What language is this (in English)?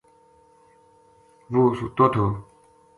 Gujari